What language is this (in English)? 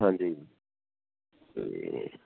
Punjabi